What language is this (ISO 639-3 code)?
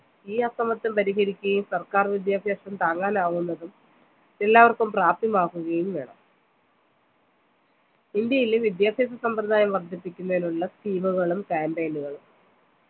mal